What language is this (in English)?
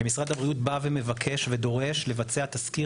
Hebrew